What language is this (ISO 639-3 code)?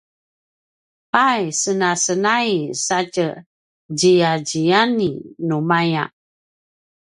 pwn